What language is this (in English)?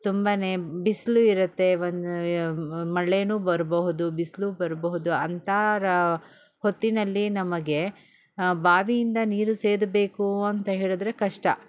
Kannada